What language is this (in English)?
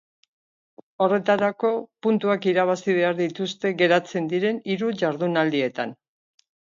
Basque